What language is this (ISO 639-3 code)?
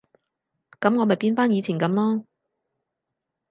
yue